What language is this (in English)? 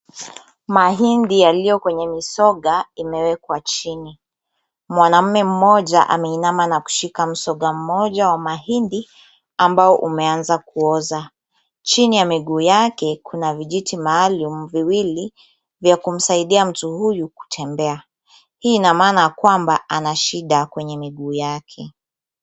Swahili